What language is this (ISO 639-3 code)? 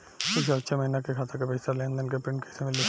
bho